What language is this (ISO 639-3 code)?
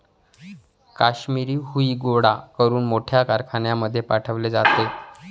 mar